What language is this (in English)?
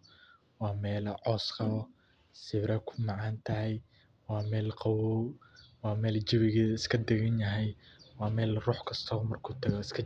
Somali